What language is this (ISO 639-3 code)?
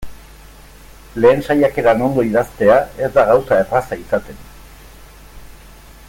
eus